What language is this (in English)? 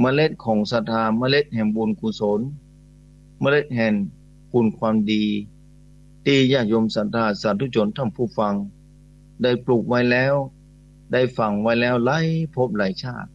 Thai